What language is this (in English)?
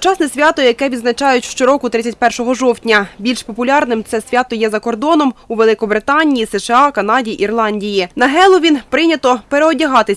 Ukrainian